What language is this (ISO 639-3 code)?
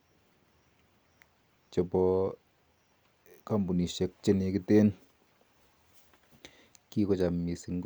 kln